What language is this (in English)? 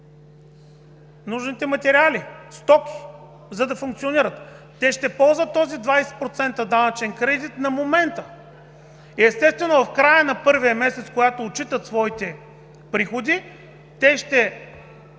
Bulgarian